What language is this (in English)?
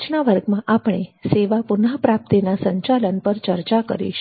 Gujarati